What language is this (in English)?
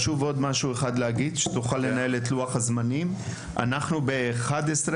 Hebrew